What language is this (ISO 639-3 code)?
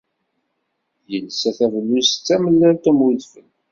kab